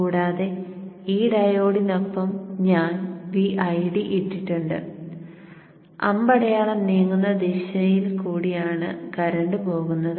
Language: Malayalam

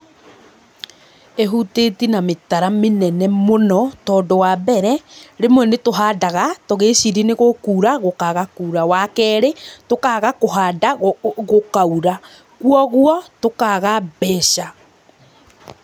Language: Kikuyu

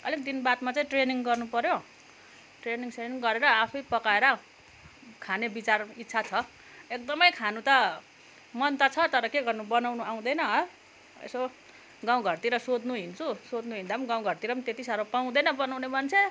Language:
Nepali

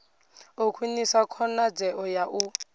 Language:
Venda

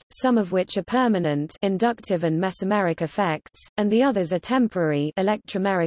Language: English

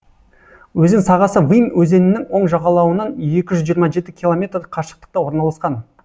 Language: Kazakh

